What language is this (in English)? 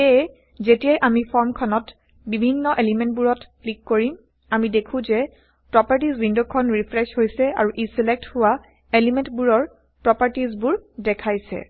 Assamese